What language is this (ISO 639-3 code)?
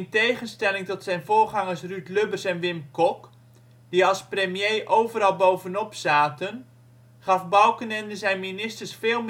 nld